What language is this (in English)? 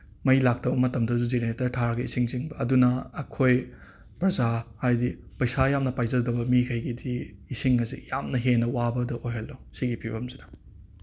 Manipuri